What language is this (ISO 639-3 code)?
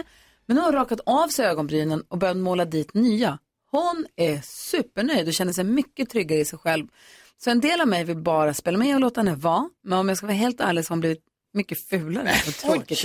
swe